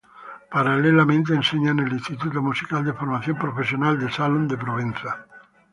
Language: Spanish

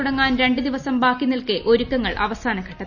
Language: Malayalam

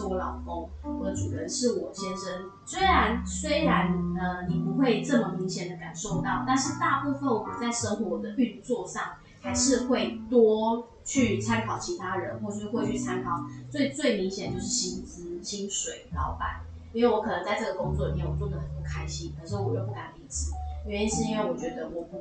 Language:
Chinese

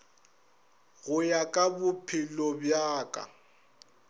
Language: Northern Sotho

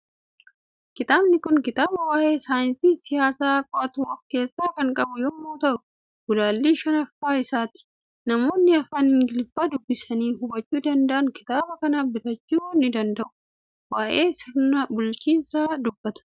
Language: Oromo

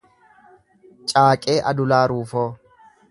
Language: Oromo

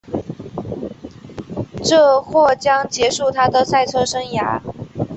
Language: Chinese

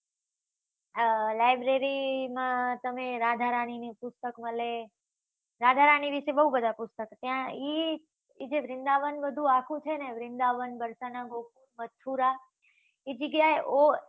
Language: Gujarati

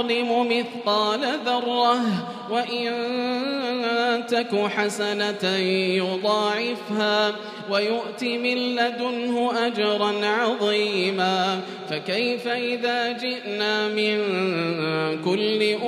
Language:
Arabic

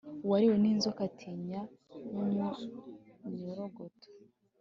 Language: Kinyarwanda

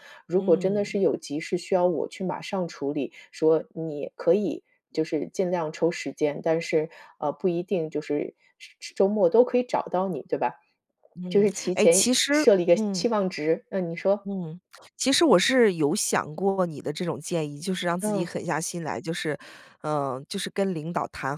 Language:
Chinese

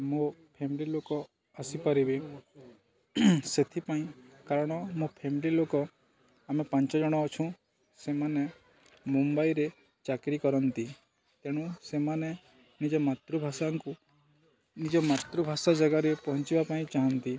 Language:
Odia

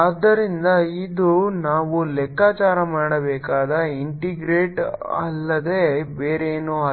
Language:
Kannada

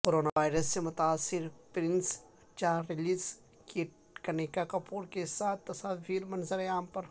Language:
Urdu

